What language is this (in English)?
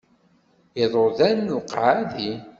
Kabyle